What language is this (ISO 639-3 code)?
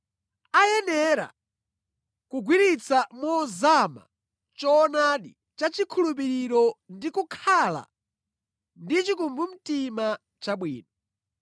nya